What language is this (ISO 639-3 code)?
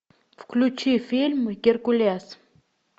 rus